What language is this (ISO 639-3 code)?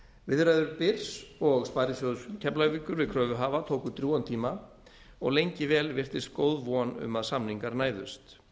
isl